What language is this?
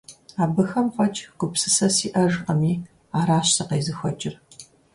Kabardian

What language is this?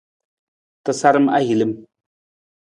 Nawdm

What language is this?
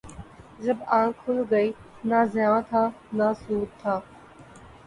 Urdu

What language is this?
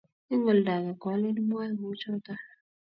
Kalenjin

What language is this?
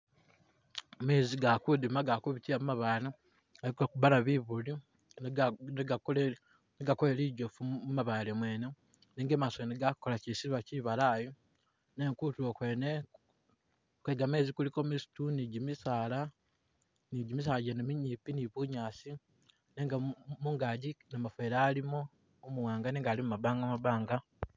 Masaaba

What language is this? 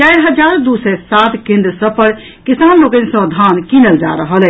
Maithili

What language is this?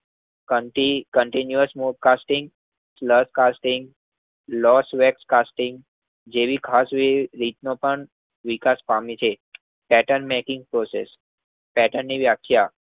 Gujarati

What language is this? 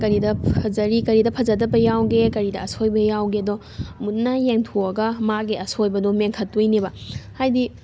Manipuri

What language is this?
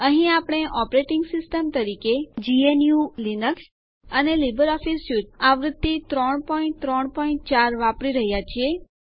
Gujarati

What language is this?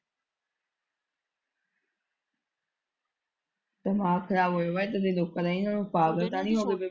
Punjabi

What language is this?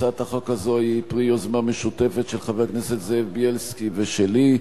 Hebrew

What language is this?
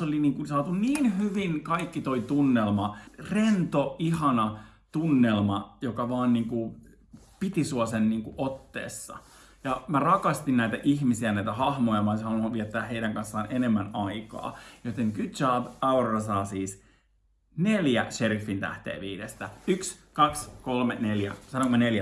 Finnish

